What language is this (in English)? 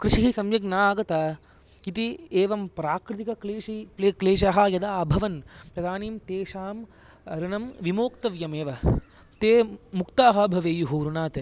Sanskrit